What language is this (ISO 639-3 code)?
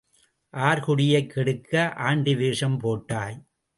tam